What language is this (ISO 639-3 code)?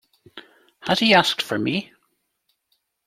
eng